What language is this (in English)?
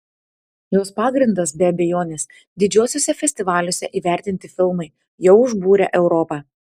Lithuanian